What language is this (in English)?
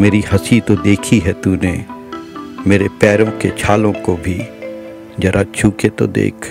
Hindi